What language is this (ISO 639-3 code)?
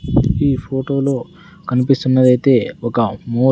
tel